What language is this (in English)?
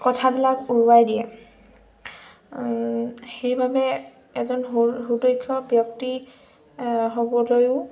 Assamese